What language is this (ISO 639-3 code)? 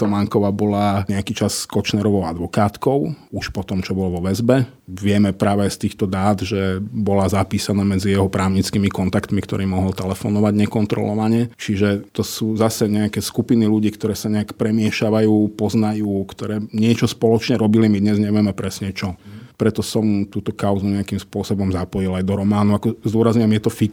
slk